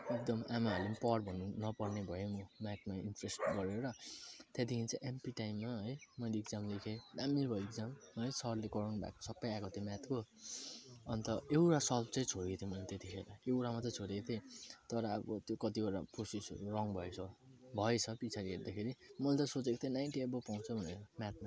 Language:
Nepali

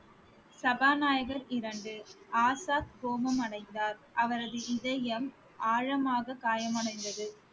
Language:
Tamil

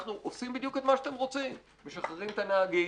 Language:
Hebrew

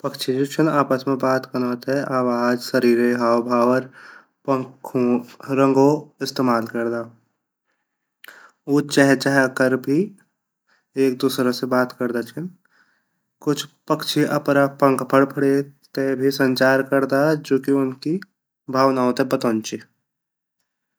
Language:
Garhwali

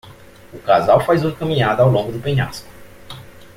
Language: Portuguese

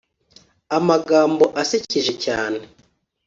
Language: Kinyarwanda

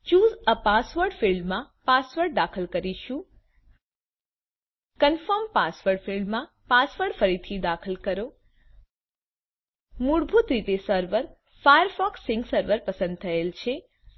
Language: Gujarati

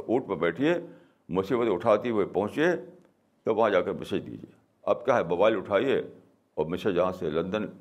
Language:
Urdu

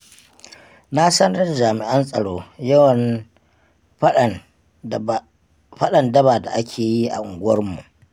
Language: Hausa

